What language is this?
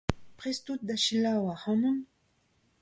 Breton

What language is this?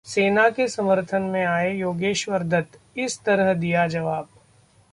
Hindi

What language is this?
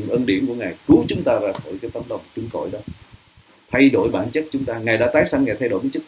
Vietnamese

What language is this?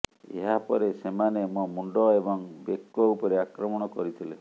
Odia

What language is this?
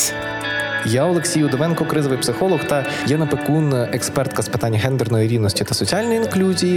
Ukrainian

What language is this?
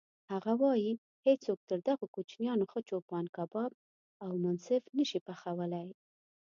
Pashto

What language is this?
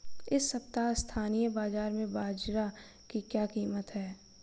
Hindi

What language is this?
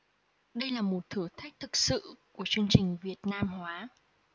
Vietnamese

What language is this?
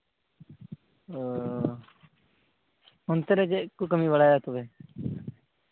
Santali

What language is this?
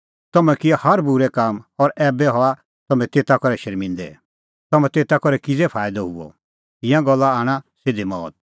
Kullu Pahari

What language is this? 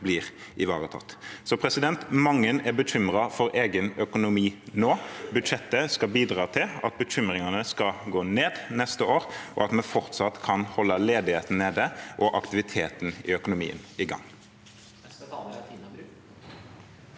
Norwegian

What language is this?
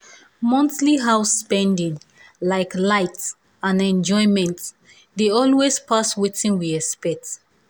Nigerian Pidgin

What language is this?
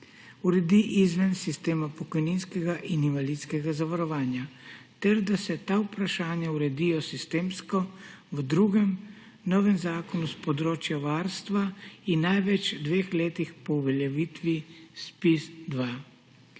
Slovenian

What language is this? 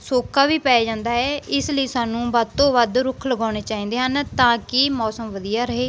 Punjabi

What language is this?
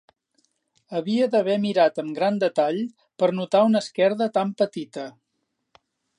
Catalan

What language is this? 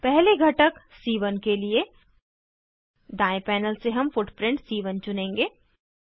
Hindi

